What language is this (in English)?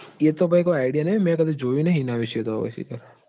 Gujarati